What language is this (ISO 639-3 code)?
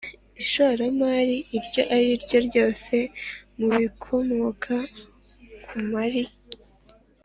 kin